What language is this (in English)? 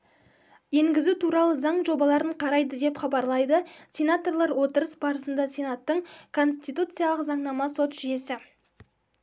Kazakh